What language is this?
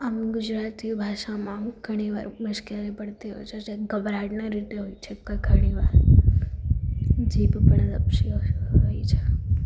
Gujarati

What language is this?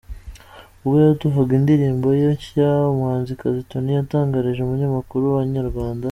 Kinyarwanda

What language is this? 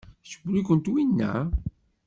Kabyle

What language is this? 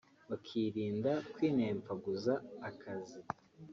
Kinyarwanda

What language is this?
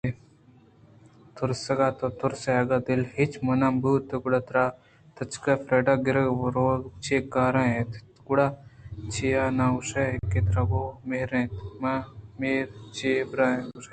Eastern Balochi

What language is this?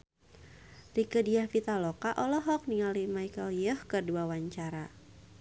Sundanese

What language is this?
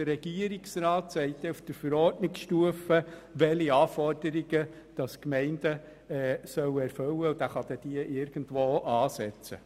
Swiss German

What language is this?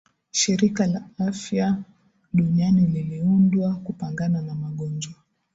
Swahili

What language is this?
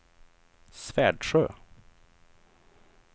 Swedish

